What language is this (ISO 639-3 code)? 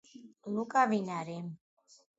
kat